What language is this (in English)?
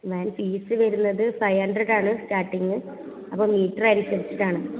Malayalam